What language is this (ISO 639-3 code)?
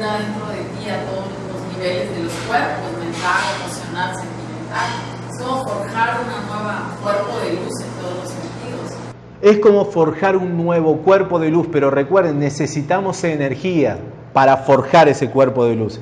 spa